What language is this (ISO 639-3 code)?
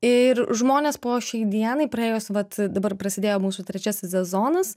lit